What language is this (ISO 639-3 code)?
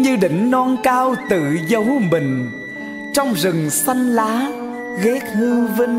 vie